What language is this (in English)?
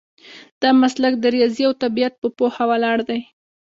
Pashto